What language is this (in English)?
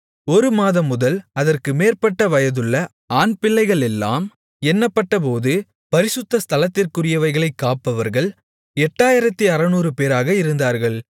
Tamil